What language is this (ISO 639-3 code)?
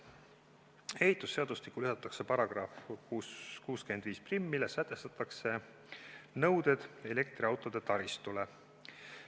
est